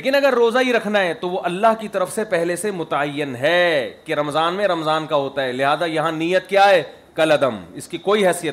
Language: Urdu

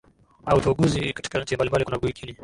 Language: Swahili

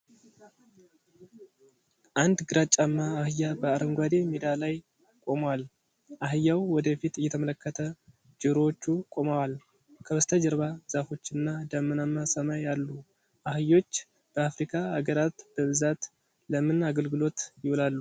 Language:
Amharic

